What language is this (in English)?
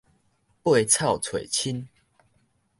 Min Nan Chinese